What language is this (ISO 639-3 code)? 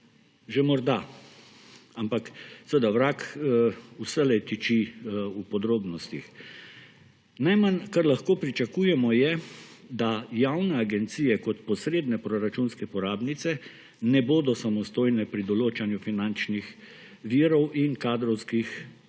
slv